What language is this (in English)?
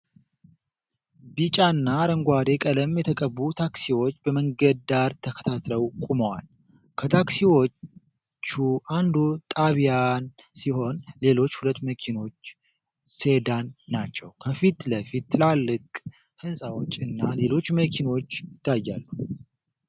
Amharic